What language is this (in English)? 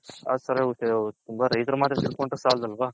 Kannada